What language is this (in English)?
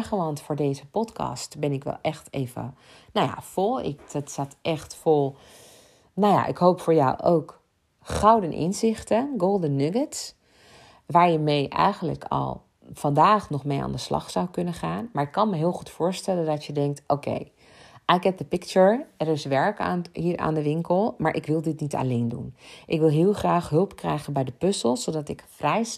Dutch